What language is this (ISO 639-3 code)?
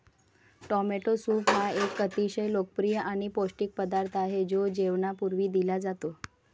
mar